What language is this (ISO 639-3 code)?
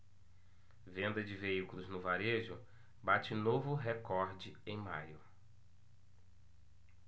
por